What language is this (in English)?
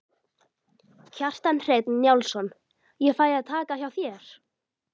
Icelandic